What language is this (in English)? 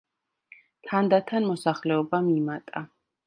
Georgian